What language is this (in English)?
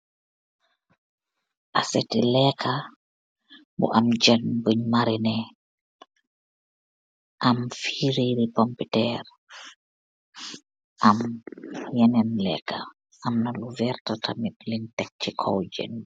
Wolof